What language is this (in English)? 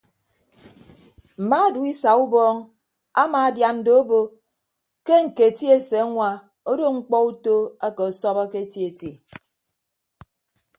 Ibibio